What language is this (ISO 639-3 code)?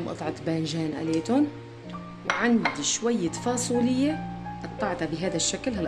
ara